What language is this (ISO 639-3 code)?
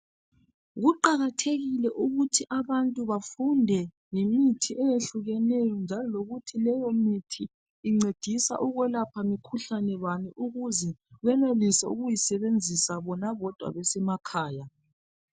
nde